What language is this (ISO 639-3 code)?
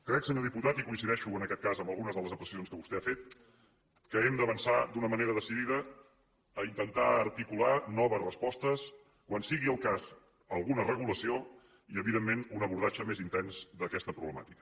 cat